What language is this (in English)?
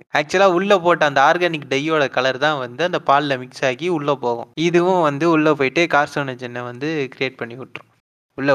Tamil